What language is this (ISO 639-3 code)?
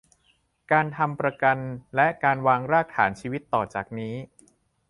tha